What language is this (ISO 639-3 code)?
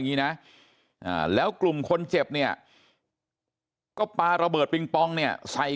tha